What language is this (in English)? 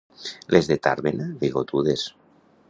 Catalan